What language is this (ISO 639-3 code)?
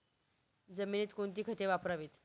mar